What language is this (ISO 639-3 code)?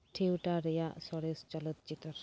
sat